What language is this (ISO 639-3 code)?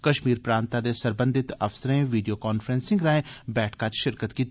doi